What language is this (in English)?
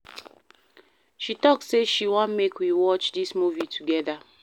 Nigerian Pidgin